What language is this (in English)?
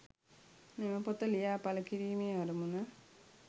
Sinhala